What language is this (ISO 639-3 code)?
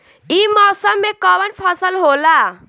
bho